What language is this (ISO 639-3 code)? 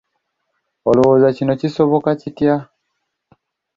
lug